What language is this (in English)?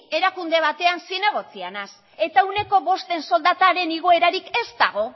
Basque